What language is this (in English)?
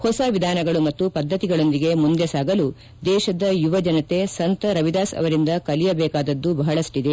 Kannada